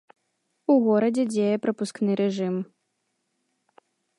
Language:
Belarusian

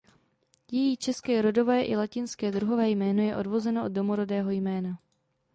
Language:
Czech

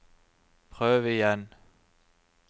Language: Norwegian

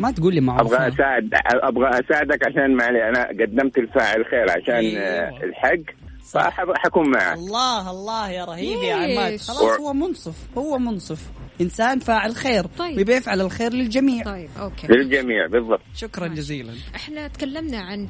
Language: Arabic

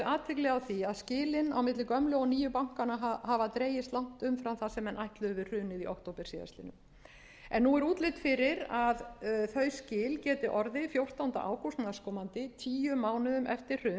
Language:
Icelandic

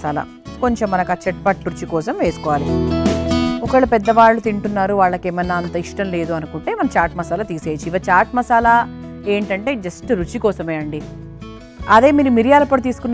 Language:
Telugu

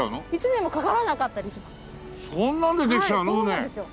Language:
Japanese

